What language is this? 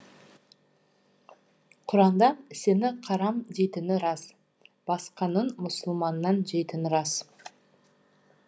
Kazakh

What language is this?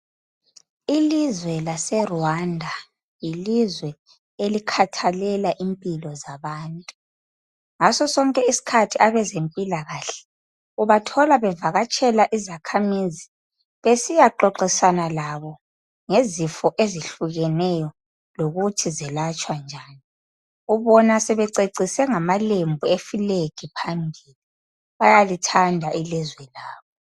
North Ndebele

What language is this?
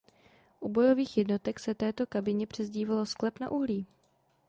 Czech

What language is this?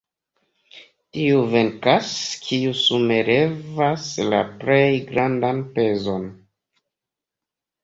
Esperanto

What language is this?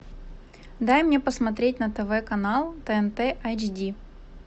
Russian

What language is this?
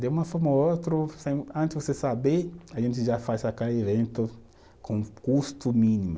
Portuguese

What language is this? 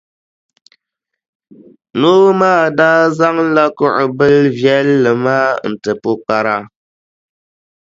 Dagbani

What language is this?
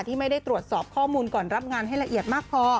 Thai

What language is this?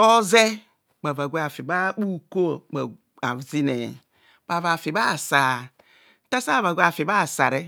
Kohumono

